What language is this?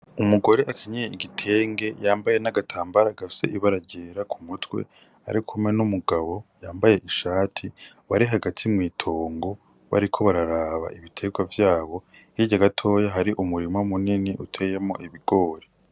Rundi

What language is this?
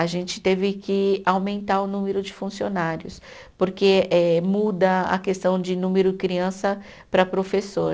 Portuguese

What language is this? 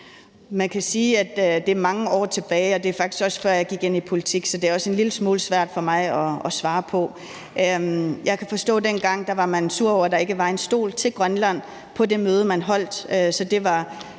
Danish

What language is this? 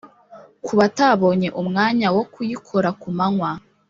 Kinyarwanda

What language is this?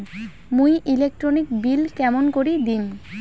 Bangla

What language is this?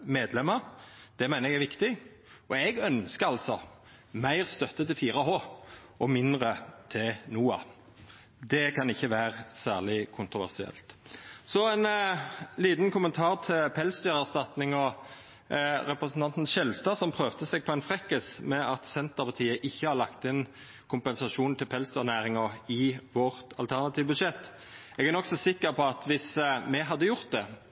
Norwegian Nynorsk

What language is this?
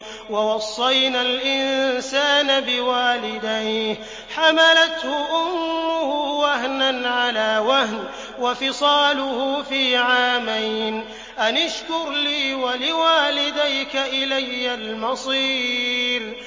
Arabic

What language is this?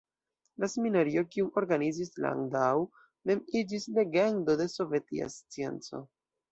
Esperanto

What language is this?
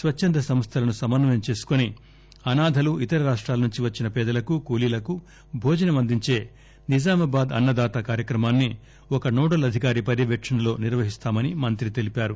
Telugu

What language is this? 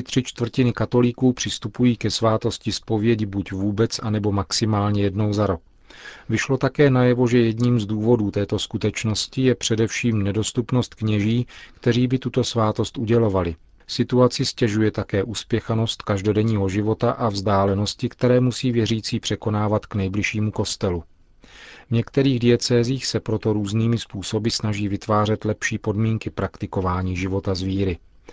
Czech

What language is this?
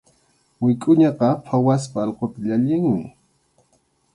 Arequipa-La Unión Quechua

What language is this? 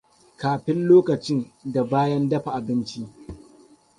Hausa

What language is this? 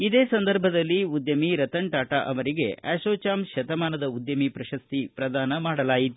Kannada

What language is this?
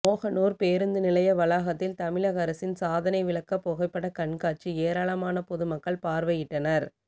Tamil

